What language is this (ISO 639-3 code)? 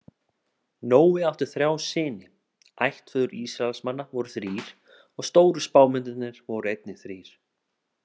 isl